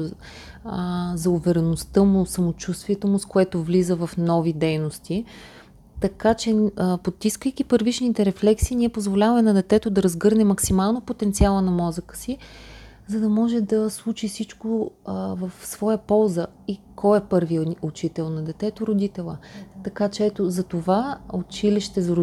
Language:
Bulgarian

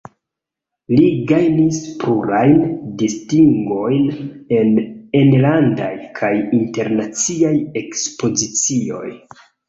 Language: Esperanto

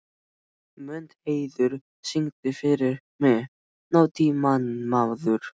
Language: Icelandic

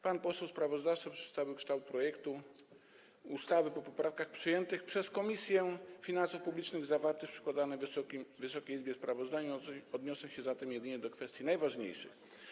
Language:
Polish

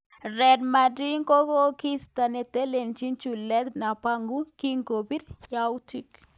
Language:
Kalenjin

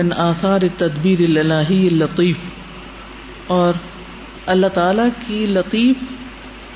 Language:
Urdu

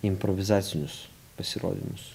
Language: Lithuanian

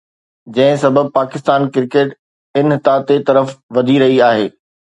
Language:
Sindhi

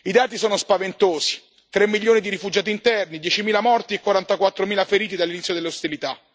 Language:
Italian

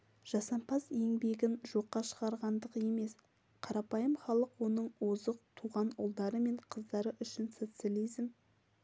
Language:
Kazakh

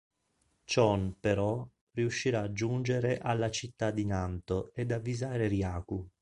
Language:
Italian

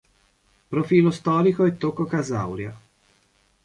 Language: Italian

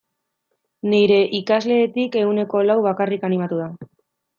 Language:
Basque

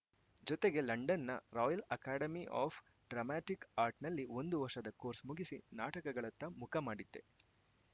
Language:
Kannada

